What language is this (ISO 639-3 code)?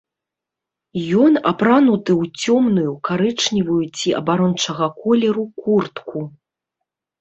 bel